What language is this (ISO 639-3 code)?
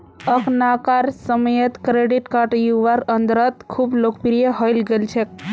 mag